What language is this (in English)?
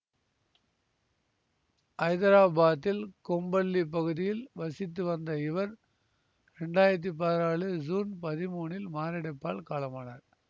Tamil